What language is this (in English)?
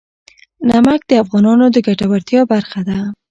Pashto